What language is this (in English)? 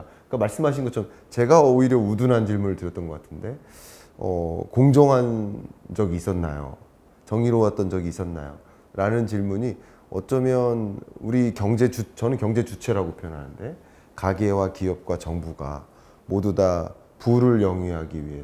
Korean